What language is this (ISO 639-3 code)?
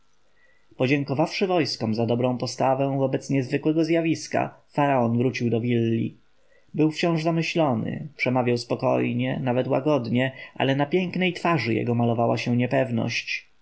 pol